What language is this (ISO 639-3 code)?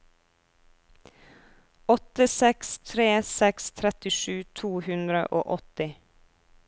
nor